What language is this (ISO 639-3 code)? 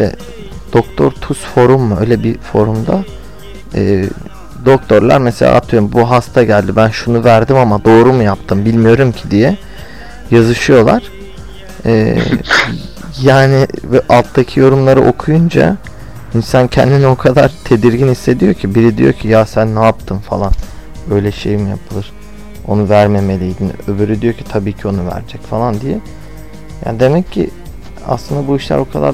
tur